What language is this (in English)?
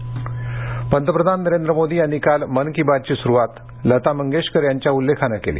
Marathi